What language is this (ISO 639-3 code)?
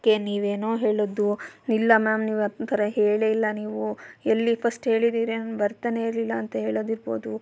kan